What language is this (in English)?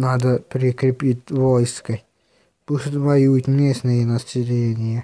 Russian